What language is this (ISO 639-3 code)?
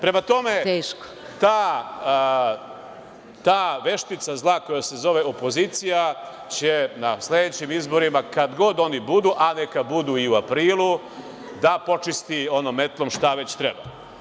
srp